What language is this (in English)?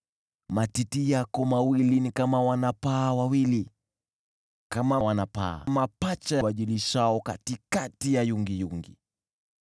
Swahili